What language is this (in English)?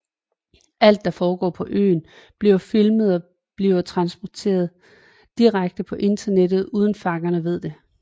Danish